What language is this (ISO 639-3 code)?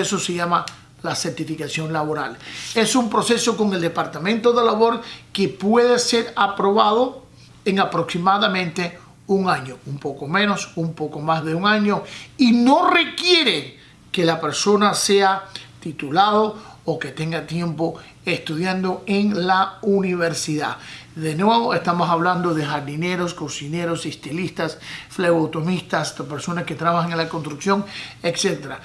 spa